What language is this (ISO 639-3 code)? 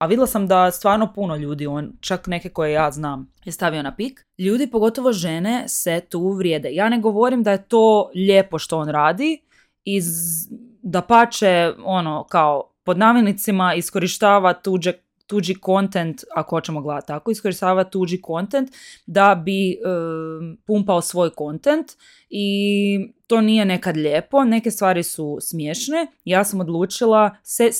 hrv